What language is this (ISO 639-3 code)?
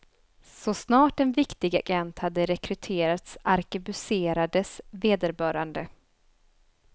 swe